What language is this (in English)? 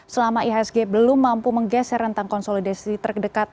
Indonesian